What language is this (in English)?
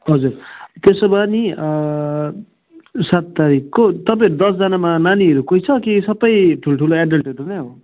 Nepali